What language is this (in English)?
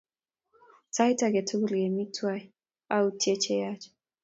Kalenjin